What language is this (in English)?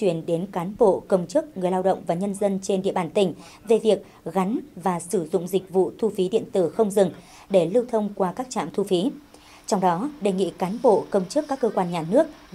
Vietnamese